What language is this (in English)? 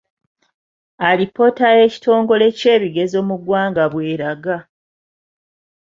Ganda